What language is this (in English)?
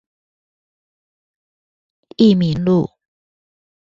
Chinese